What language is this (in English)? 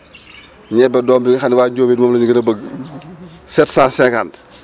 Wolof